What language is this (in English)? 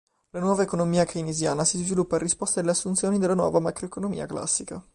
Italian